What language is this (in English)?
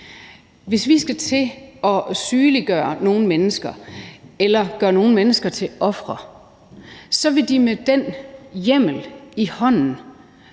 Danish